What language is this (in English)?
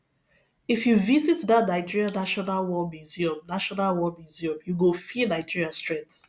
Nigerian Pidgin